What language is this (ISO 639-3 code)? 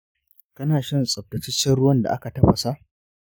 hau